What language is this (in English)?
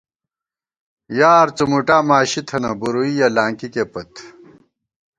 Gawar-Bati